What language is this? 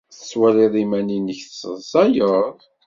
Kabyle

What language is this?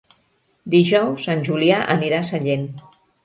Catalan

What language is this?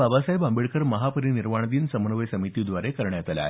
Marathi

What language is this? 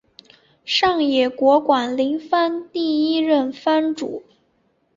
Chinese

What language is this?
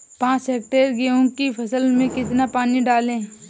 Hindi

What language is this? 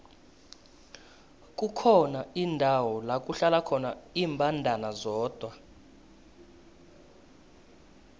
South Ndebele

